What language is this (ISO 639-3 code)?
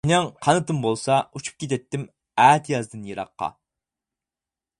uig